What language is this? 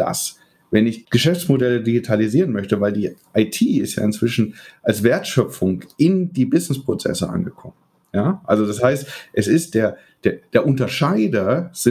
German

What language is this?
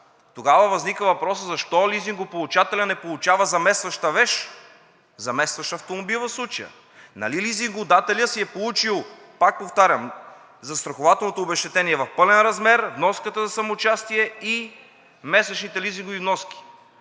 Bulgarian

